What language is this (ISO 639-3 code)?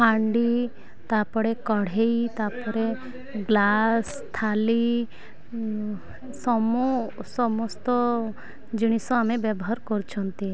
ori